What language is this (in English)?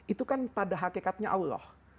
Indonesian